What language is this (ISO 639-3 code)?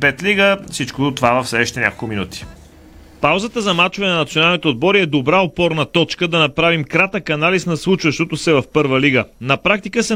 bul